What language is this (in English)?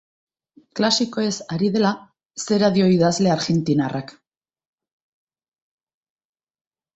Basque